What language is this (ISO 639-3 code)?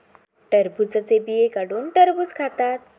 mar